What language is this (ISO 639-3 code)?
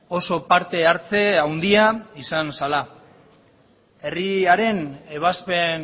eus